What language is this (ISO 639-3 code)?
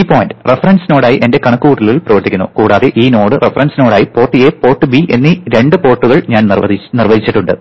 mal